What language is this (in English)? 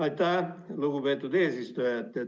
Estonian